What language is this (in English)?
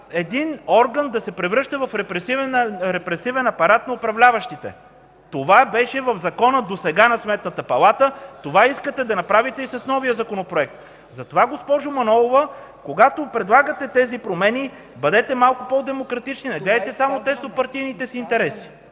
Bulgarian